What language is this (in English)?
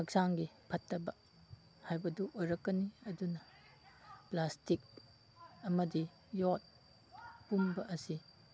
Manipuri